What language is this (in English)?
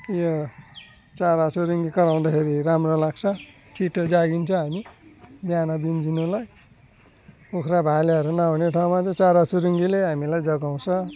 Nepali